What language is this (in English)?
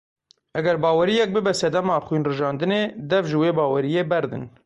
Kurdish